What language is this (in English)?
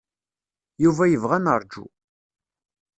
Kabyle